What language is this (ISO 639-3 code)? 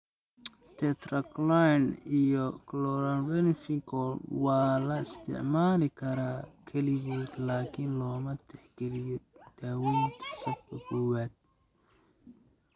som